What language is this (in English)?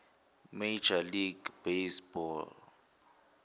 Zulu